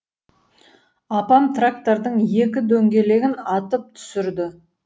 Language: Kazakh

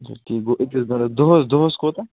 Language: Kashmiri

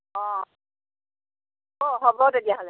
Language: Assamese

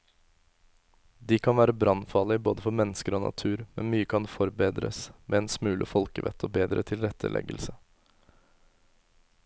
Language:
Norwegian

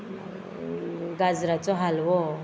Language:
Konkani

